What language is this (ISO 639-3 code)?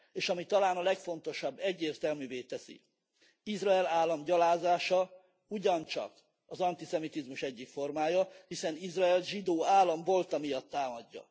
hun